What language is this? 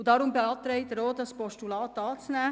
Swiss German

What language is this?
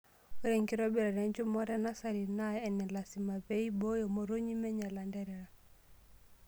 Masai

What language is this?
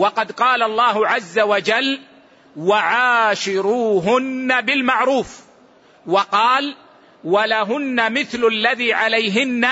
Arabic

